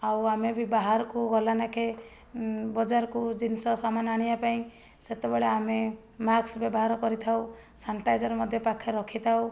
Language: Odia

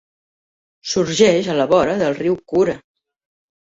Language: Catalan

